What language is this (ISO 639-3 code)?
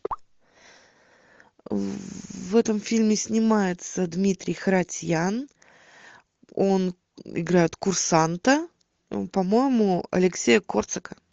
rus